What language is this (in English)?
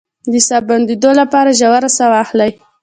Pashto